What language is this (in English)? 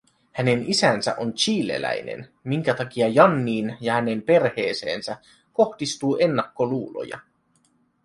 Finnish